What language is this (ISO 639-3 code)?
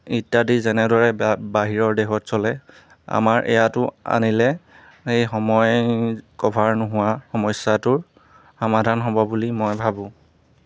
asm